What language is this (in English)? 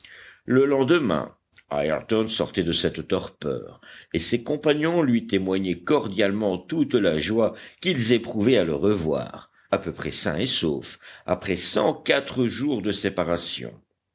French